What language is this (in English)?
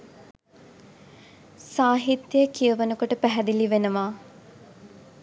Sinhala